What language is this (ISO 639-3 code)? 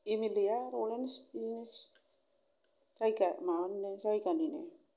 brx